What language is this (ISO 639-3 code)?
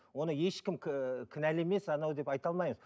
kaz